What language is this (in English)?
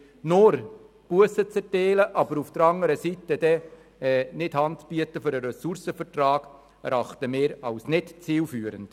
Swiss German